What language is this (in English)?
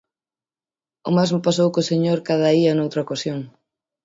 Galician